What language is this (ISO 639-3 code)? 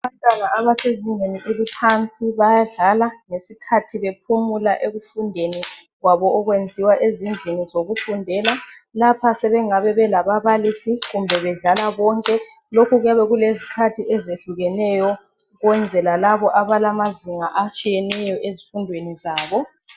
nde